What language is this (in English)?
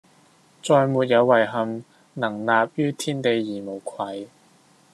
Cantonese